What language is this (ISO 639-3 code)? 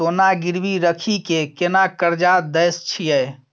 mai